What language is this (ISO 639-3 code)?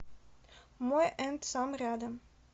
rus